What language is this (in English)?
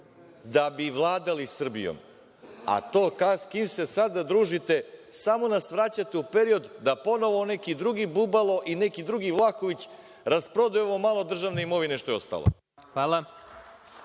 Serbian